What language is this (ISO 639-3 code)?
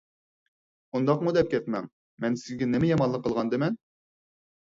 uig